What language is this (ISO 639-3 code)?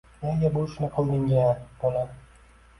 uzb